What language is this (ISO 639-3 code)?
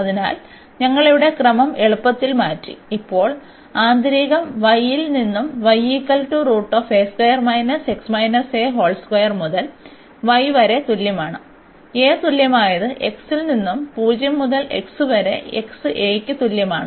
mal